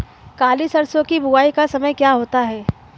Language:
Hindi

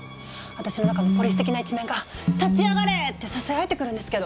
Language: Japanese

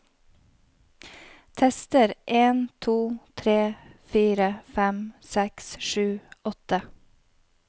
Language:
Norwegian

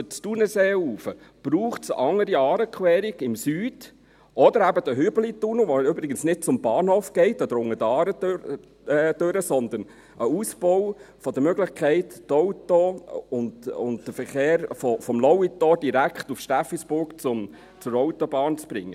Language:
Swiss German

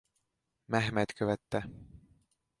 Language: Hungarian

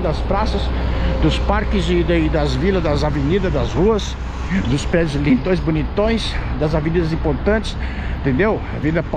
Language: Portuguese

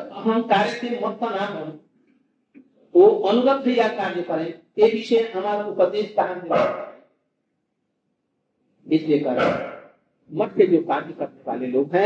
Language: Hindi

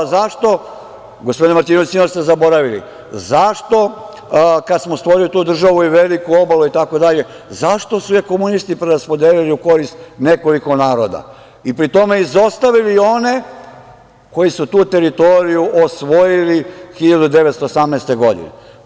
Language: Serbian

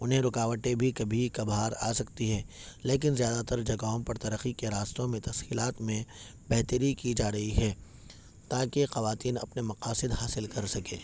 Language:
Urdu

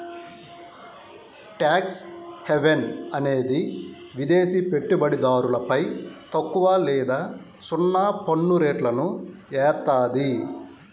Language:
Telugu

